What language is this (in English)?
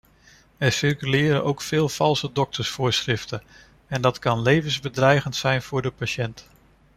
Dutch